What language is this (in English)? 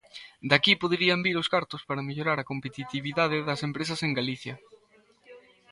Galician